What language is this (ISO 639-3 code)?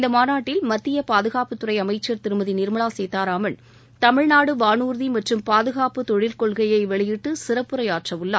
tam